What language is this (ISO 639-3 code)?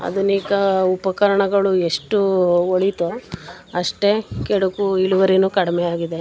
kan